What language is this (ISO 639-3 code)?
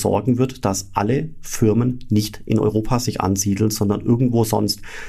deu